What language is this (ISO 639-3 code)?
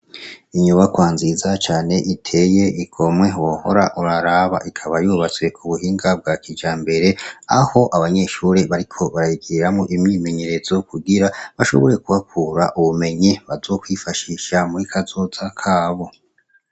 run